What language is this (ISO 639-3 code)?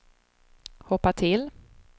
swe